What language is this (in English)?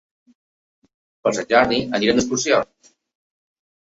Catalan